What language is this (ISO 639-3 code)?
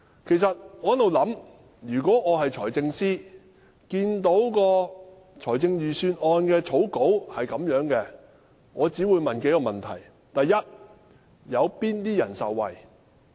yue